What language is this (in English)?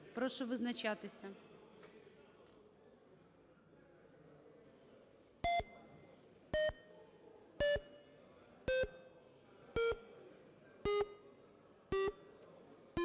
Ukrainian